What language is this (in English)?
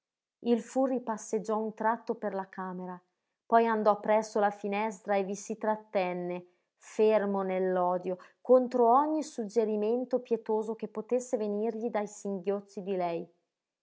Italian